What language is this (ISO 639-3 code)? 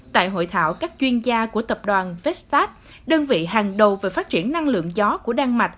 vie